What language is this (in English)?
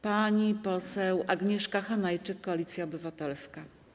Polish